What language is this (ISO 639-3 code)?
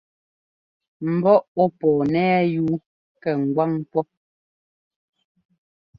jgo